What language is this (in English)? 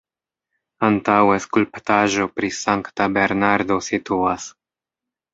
Esperanto